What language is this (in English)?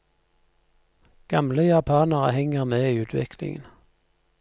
Norwegian